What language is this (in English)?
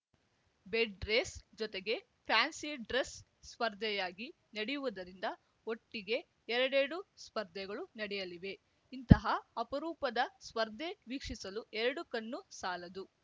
Kannada